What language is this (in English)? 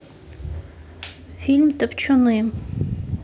Russian